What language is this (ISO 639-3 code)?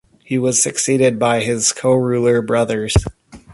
eng